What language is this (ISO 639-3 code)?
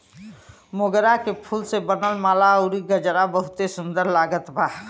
bho